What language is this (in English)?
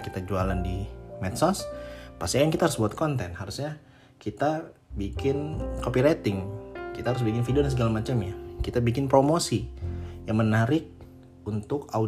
Indonesian